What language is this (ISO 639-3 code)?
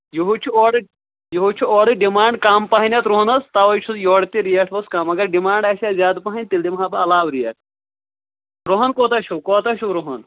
kas